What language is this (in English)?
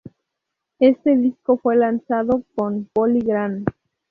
Spanish